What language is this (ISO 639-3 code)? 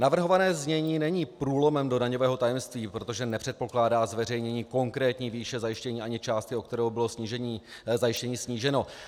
ces